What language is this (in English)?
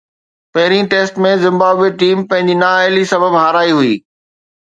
Sindhi